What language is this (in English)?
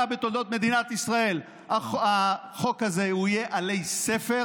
Hebrew